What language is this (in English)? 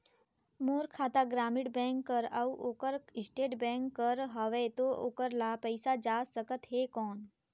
Chhattisgarhi